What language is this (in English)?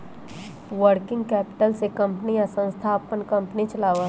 Magahi